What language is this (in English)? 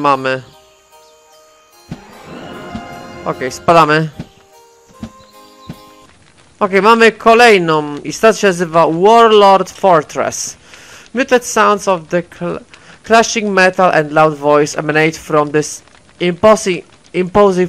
Polish